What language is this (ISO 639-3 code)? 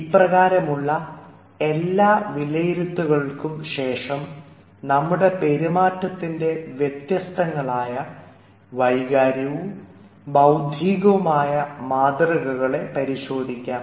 mal